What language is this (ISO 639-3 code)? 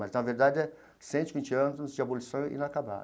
por